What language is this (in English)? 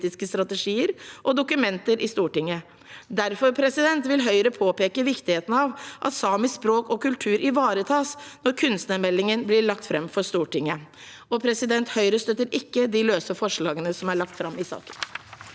Norwegian